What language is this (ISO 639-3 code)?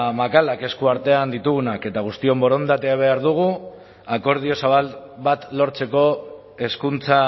eus